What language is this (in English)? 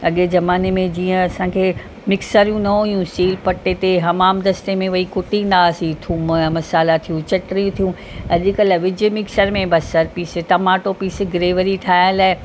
Sindhi